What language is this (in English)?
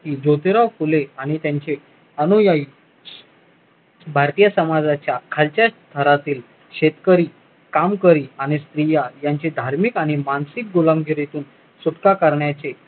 Marathi